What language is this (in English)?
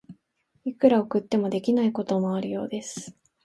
Japanese